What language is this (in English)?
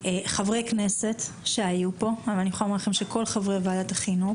Hebrew